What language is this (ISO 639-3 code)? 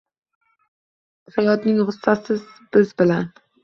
uzb